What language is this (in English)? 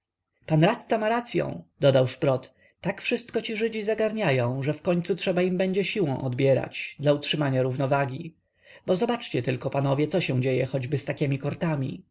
Polish